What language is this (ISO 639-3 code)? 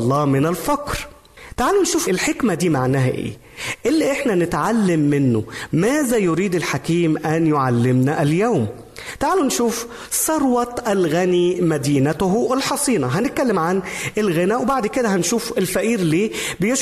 ara